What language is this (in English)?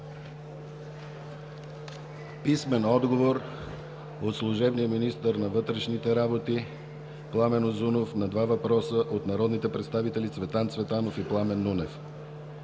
Bulgarian